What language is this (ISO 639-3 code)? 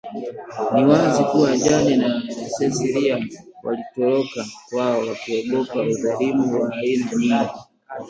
swa